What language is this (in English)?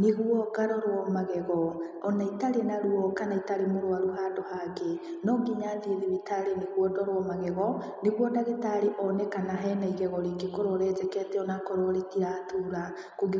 Kikuyu